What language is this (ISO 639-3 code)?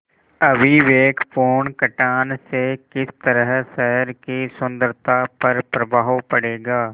hin